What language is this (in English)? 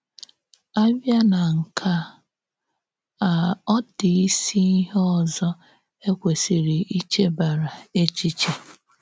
Igbo